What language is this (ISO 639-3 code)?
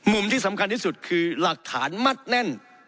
tha